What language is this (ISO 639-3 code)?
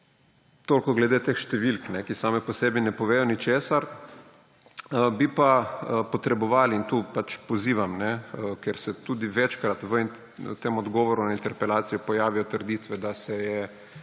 slv